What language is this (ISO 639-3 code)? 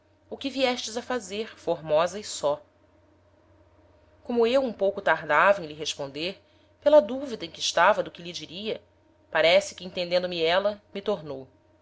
por